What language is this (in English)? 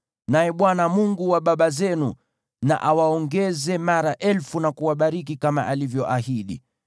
Swahili